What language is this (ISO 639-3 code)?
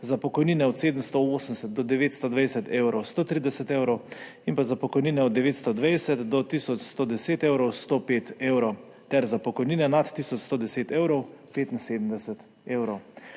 slv